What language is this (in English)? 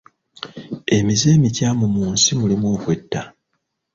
Ganda